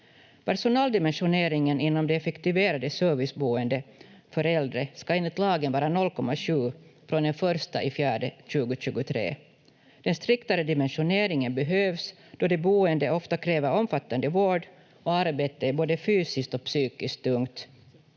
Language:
Finnish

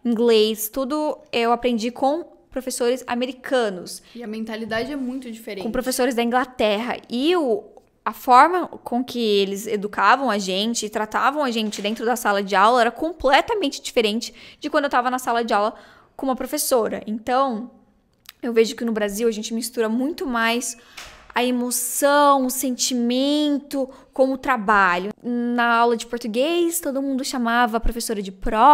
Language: Portuguese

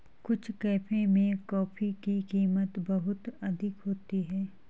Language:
Hindi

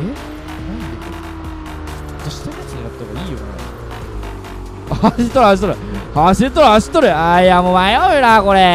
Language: Japanese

